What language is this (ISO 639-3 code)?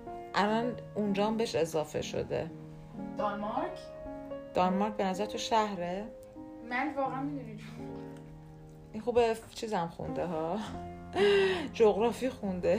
fas